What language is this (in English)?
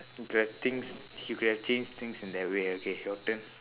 English